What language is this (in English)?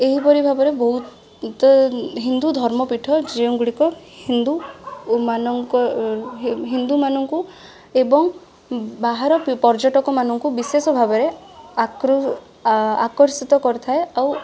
Odia